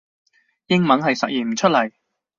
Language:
Cantonese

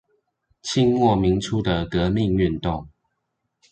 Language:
Chinese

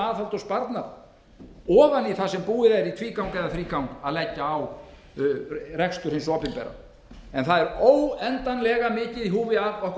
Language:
Icelandic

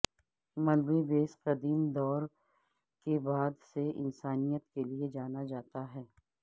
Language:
Urdu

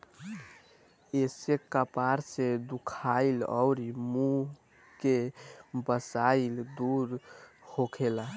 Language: Bhojpuri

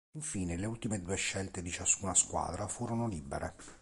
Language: Italian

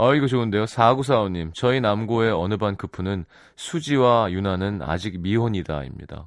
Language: Korean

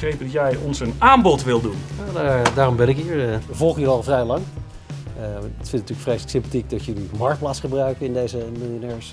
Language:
Dutch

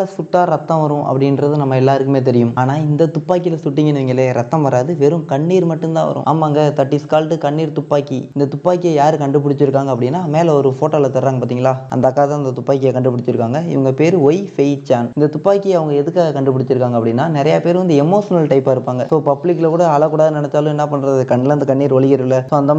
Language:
Tamil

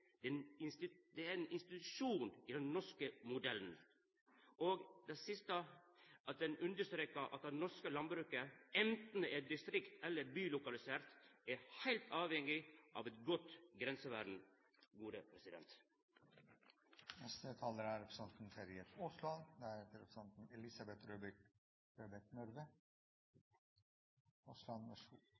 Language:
Norwegian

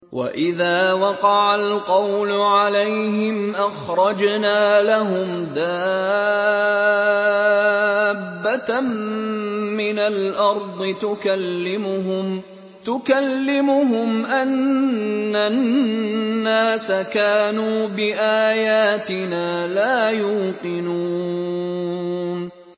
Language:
Arabic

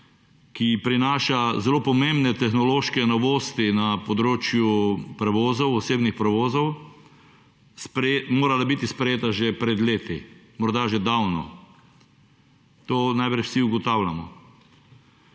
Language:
Slovenian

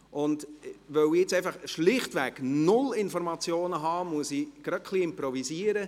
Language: Swiss German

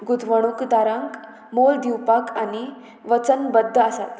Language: Konkani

